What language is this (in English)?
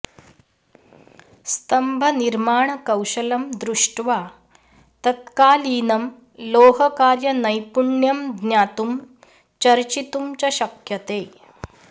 Sanskrit